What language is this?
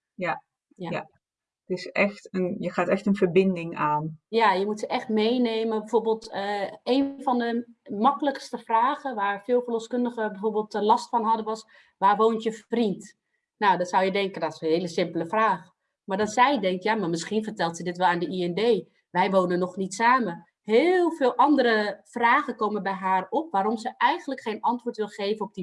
Dutch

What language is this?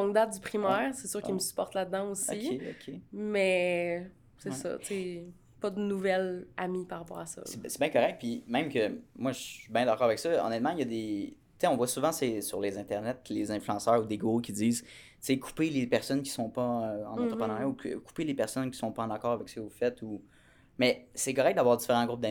French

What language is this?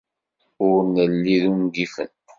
Kabyle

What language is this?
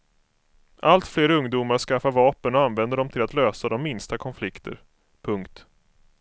Swedish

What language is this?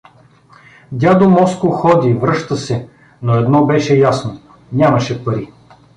Bulgarian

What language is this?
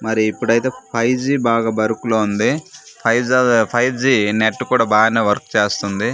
Telugu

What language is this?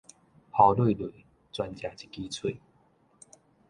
Min Nan Chinese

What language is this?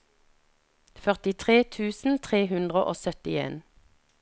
Norwegian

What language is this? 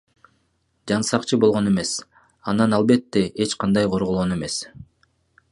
Kyrgyz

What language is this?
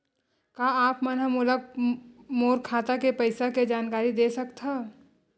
Chhattisgarhi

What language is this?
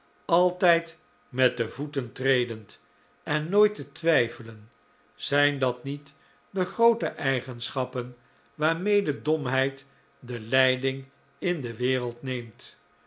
Dutch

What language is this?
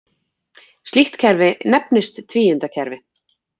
Icelandic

